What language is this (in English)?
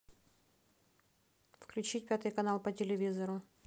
Russian